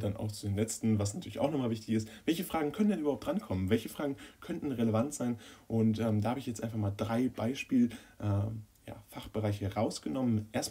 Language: German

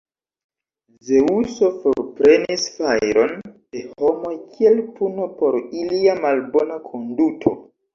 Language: Esperanto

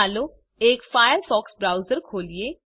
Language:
Gujarati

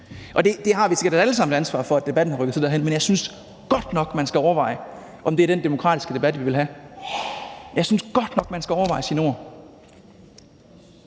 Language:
Danish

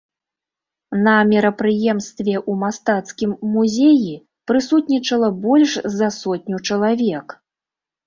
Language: Belarusian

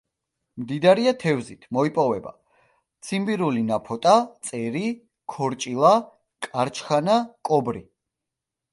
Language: Georgian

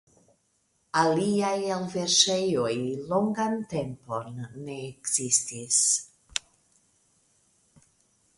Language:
Esperanto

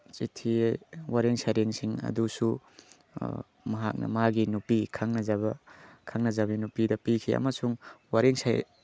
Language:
Manipuri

